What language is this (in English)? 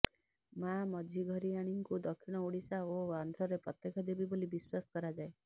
Odia